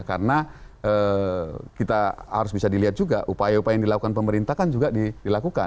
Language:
Indonesian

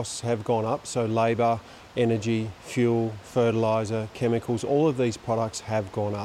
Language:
Filipino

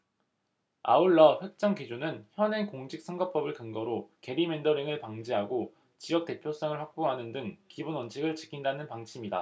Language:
Korean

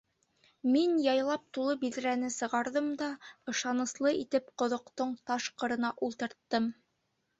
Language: Bashkir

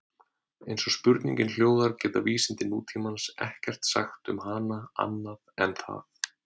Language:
Icelandic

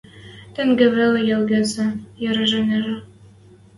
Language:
Western Mari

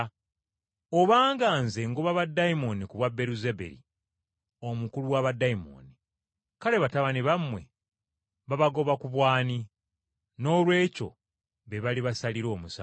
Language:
Ganda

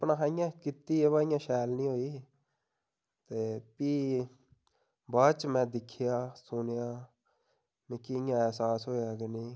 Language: Dogri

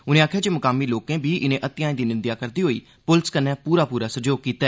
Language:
Dogri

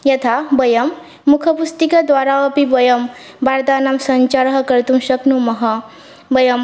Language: Sanskrit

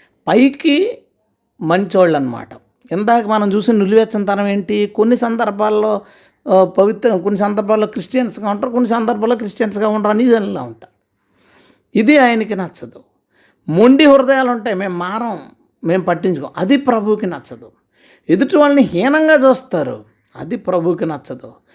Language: Telugu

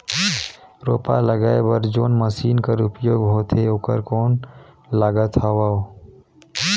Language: Chhattisgarhi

